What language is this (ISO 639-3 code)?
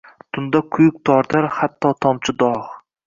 uzb